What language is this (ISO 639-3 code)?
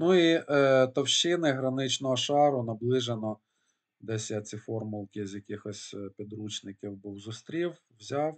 ukr